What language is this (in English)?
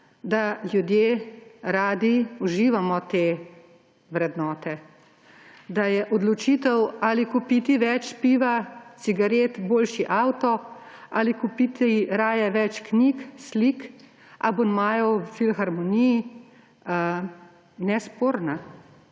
Slovenian